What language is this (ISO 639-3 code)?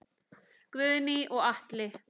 isl